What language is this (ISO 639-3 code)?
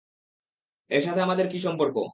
ben